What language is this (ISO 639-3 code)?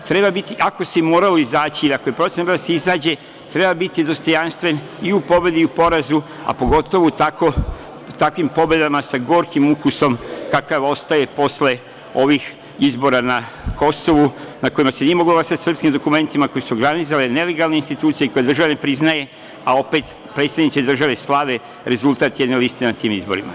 srp